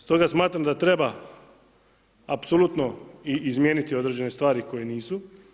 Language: Croatian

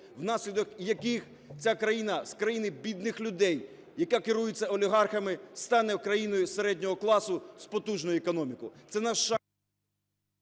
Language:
Ukrainian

